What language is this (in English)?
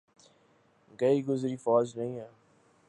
Urdu